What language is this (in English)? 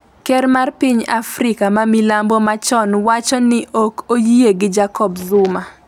Luo (Kenya and Tanzania)